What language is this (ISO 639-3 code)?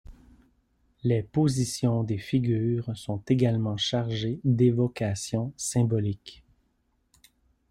fra